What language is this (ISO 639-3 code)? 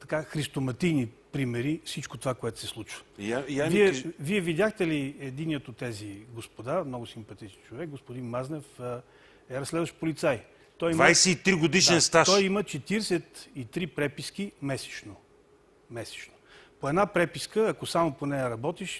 bul